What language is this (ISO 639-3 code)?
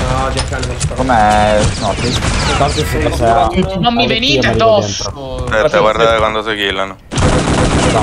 ita